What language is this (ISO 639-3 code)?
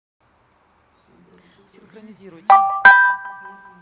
rus